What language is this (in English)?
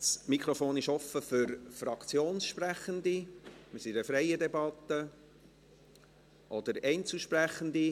Swiss German